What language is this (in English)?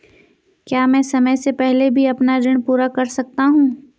Hindi